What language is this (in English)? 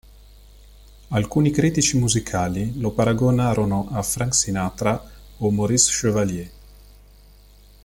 Italian